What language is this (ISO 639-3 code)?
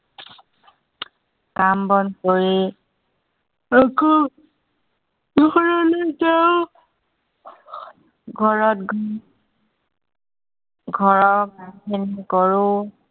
asm